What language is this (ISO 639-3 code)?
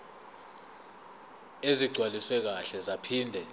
zul